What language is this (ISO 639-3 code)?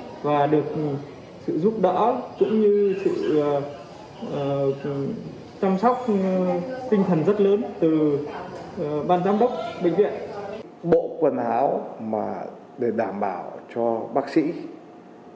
vie